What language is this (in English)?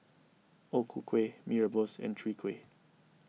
English